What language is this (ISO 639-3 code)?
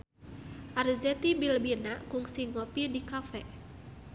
sun